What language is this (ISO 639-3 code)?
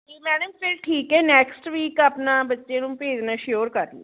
pan